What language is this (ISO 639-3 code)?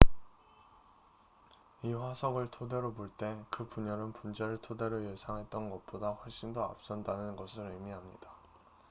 kor